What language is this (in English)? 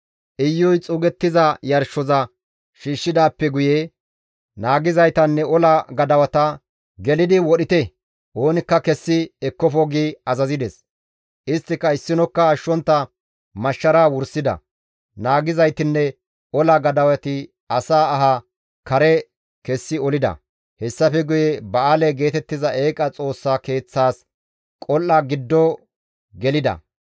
Gamo